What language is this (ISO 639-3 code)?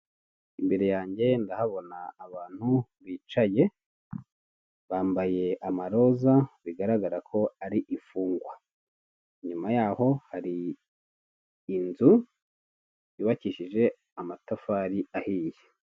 kin